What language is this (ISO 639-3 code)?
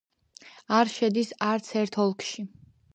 kat